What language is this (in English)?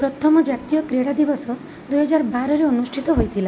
Odia